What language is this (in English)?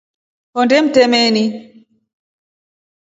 Rombo